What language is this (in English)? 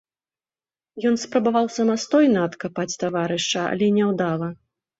Belarusian